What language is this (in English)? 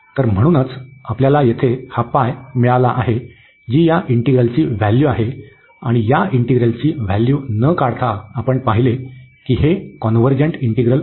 Marathi